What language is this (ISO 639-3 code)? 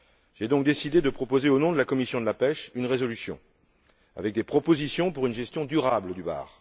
fra